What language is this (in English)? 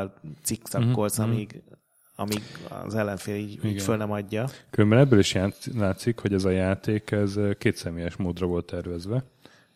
Hungarian